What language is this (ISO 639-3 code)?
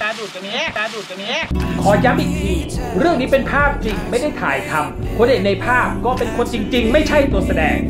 tha